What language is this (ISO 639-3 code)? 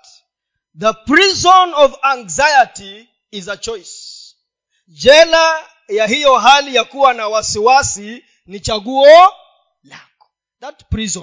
swa